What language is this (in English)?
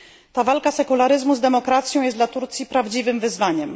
Polish